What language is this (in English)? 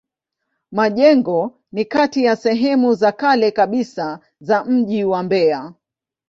Swahili